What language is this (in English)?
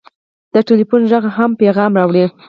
Pashto